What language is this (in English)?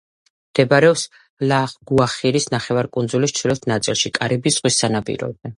Georgian